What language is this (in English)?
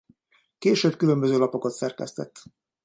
Hungarian